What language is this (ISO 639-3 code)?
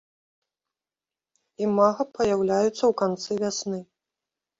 bel